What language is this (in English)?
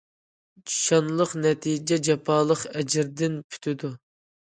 Uyghur